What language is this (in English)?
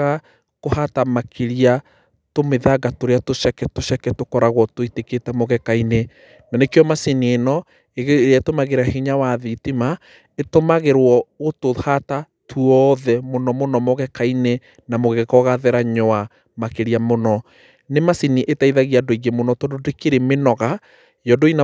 Kikuyu